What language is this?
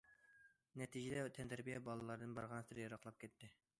Uyghur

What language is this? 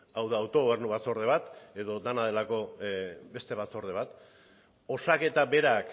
Basque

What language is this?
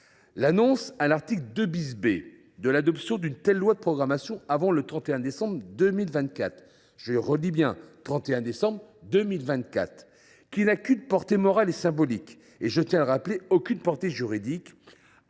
French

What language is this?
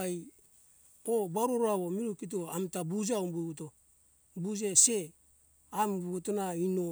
Hunjara-Kaina Ke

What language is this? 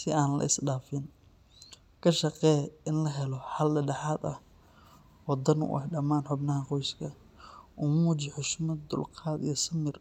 Somali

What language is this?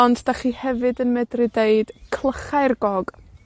Welsh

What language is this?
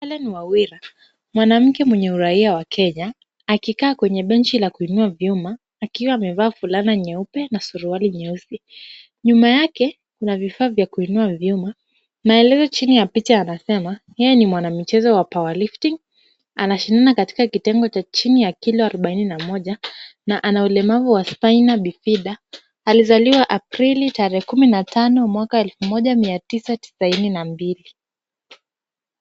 Swahili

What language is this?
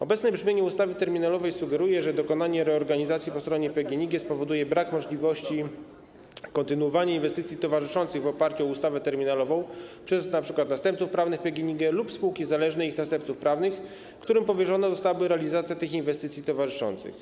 Polish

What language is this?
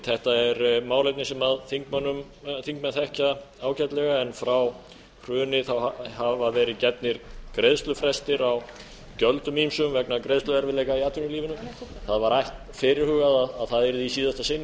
Icelandic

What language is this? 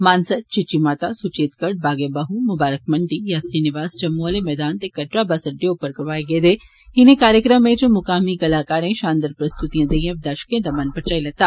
Dogri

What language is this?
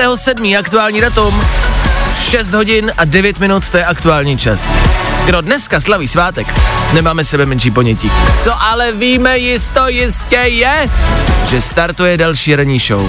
Czech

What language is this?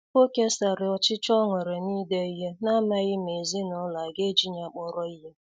Igbo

